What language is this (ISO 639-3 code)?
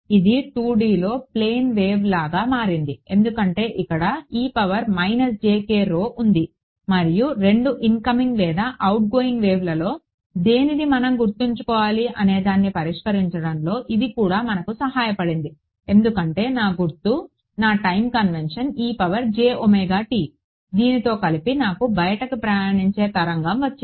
tel